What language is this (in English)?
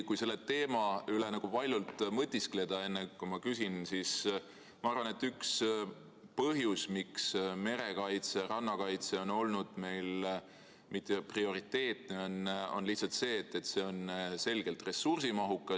Estonian